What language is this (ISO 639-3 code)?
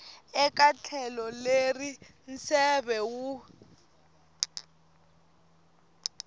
tso